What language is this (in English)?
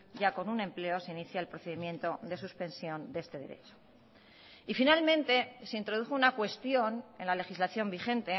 Spanish